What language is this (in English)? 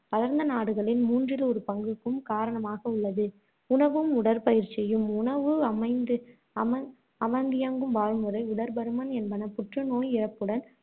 Tamil